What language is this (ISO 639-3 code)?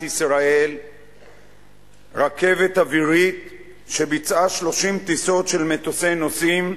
heb